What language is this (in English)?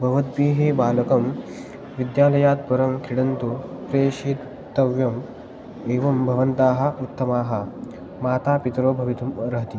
Sanskrit